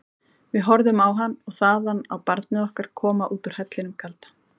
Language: Icelandic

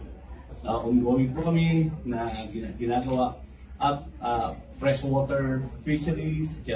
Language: Filipino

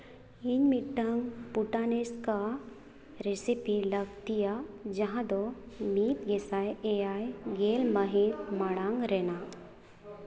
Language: Santali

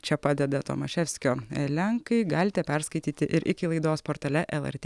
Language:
Lithuanian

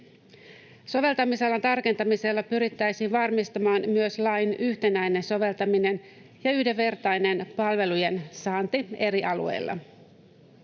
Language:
Finnish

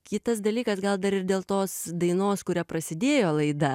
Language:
Lithuanian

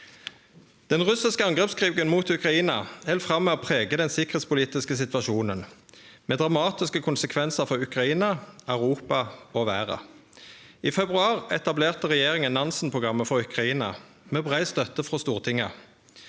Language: Norwegian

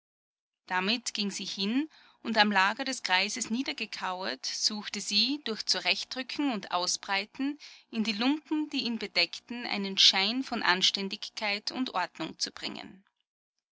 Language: German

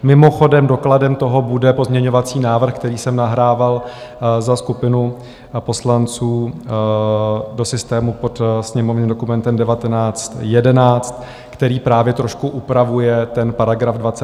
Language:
Czech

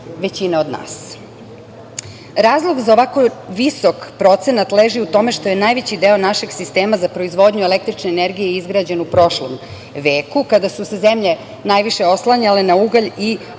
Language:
Serbian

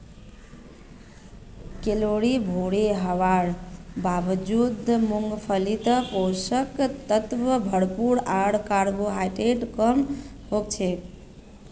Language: Magahi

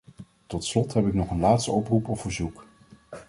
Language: Dutch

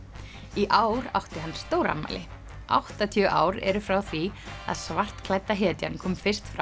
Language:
Icelandic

